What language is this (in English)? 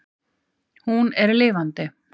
Icelandic